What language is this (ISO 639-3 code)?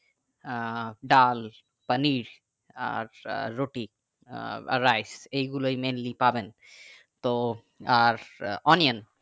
ben